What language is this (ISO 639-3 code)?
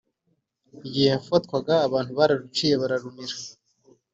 kin